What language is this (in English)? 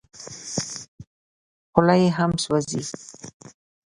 Pashto